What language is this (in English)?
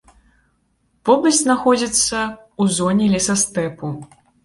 Belarusian